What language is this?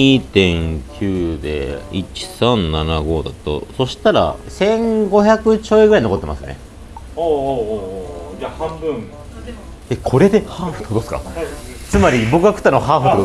Japanese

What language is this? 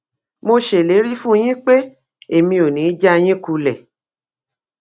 Yoruba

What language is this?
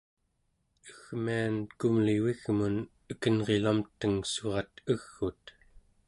Central Yupik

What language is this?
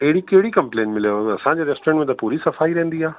Sindhi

